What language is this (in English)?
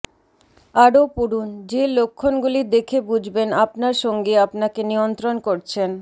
Bangla